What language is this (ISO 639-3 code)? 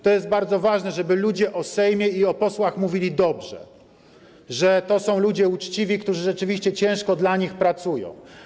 pol